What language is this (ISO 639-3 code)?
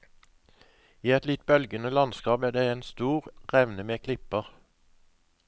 nor